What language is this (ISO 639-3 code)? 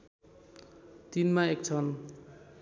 nep